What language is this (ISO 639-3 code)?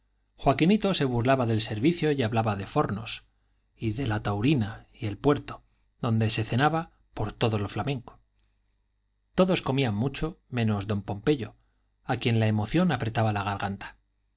spa